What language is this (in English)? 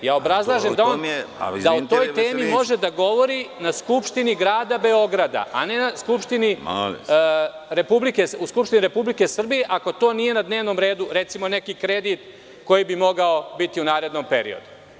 Serbian